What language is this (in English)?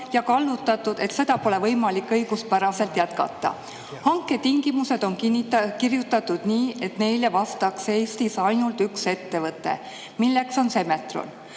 Estonian